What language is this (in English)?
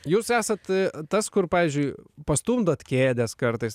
Lithuanian